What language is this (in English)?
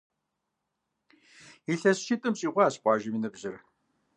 Kabardian